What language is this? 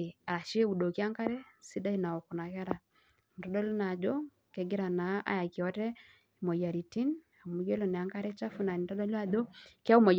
Masai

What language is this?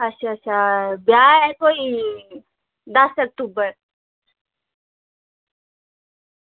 Dogri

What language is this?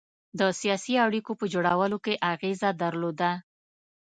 Pashto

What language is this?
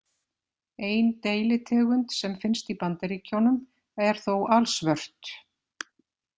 Icelandic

